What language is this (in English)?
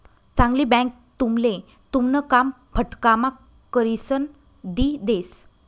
Marathi